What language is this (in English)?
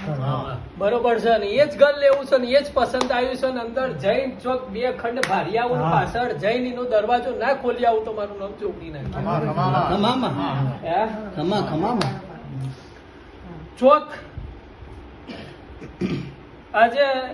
Gujarati